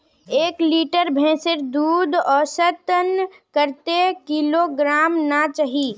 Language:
Magahi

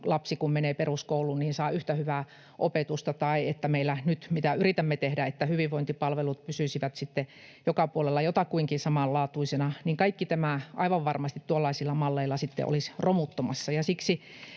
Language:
Finnish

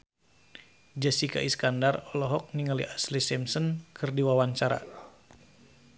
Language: Sundanese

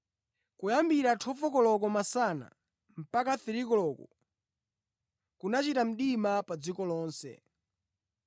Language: Nyanja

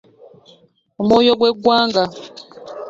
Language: Ganda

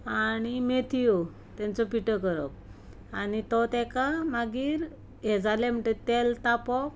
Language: Konkani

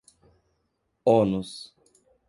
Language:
Portuguese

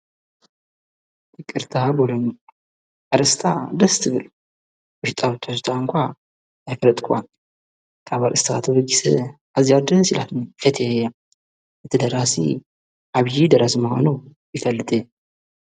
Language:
Tigrinya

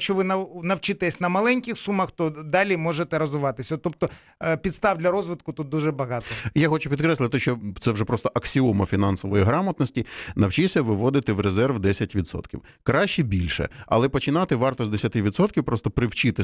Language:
Ukrainian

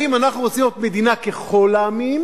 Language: Hebrew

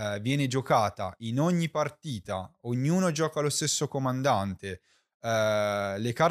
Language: Italian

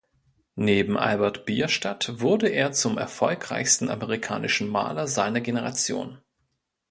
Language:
German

